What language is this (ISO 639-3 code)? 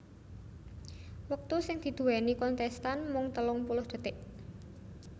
jav